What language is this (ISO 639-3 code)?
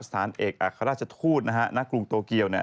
tha